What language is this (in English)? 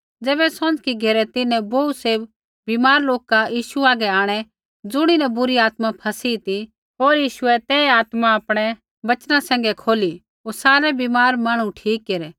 Kullu Pahari